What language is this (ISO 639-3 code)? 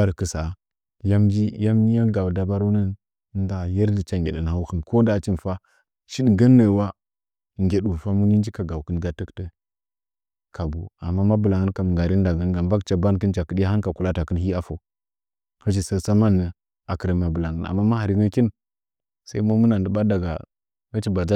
nja